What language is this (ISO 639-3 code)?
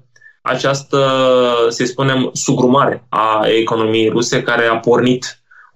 ron